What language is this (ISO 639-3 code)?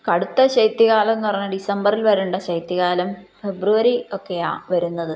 mal